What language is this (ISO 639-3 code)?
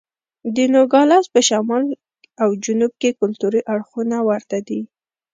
pus